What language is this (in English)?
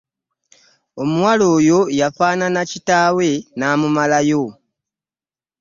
Ganda